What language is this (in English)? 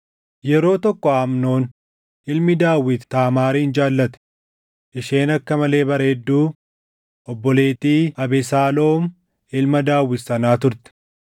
Oromo